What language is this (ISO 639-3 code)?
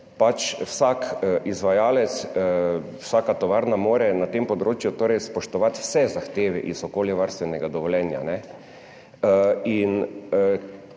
slv